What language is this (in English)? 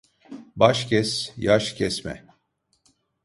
Turkish